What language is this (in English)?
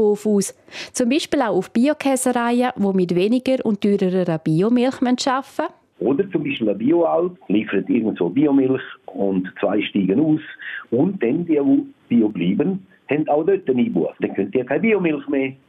German